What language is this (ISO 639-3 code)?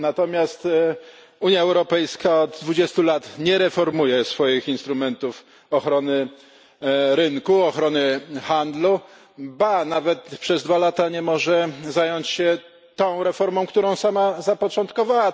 pol